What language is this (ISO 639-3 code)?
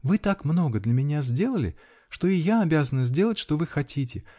rus